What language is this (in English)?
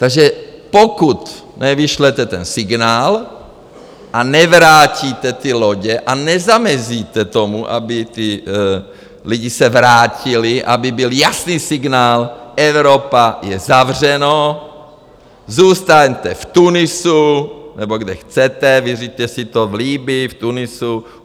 Czech